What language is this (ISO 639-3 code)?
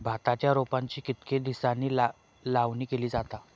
mar